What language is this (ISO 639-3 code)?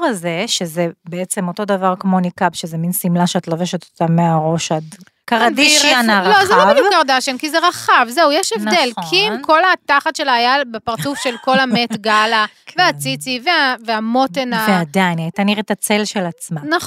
heb